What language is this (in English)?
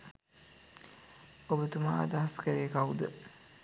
Sinhala